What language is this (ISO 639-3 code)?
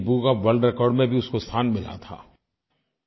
hin